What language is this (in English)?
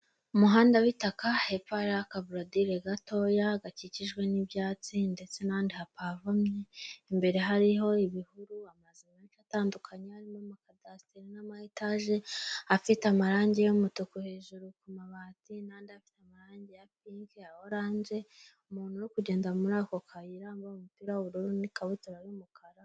Kinyarwanda